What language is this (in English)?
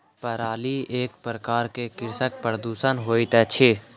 Maithili